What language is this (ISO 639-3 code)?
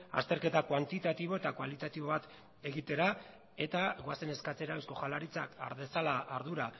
eus